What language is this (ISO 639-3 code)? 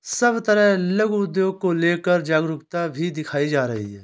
hin